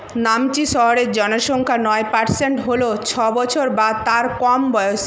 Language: Bangla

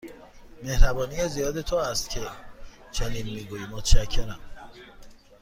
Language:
Persian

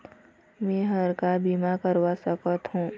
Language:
Chhattisgarhi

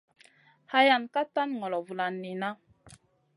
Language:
Masana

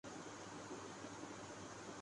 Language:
Urdu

